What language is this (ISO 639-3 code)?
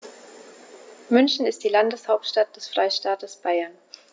deu